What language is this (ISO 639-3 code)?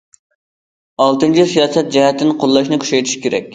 uig